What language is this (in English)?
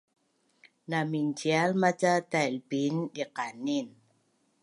Bunun